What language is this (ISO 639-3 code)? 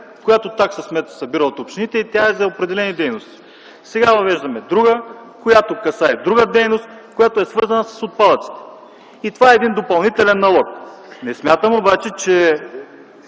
bul